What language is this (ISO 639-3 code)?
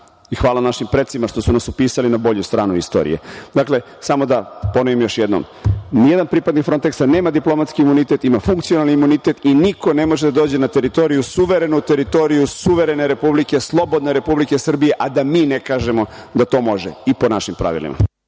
srp